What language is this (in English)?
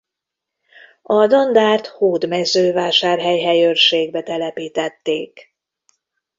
Hungarian